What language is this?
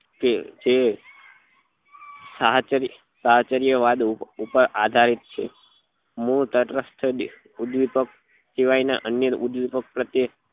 Gujarati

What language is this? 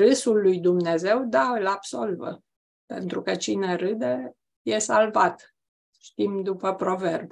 Romanian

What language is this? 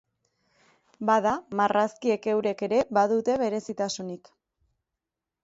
Basque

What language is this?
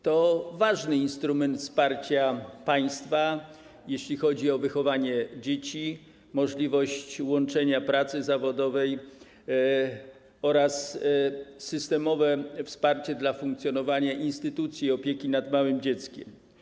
Polish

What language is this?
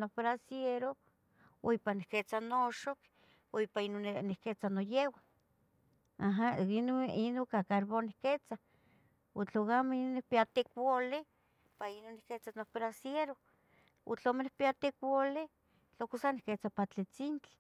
Tetelcingo Nahuatl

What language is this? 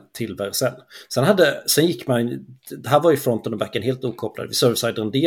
Swedish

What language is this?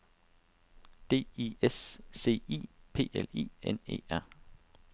Danish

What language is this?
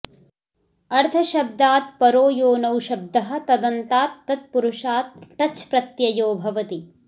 Sanskrit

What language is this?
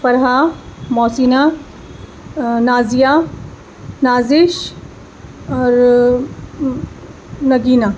Urdu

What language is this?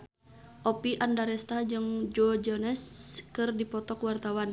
Sundanese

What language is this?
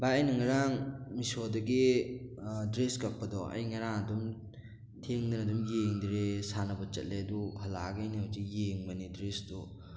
Manipuri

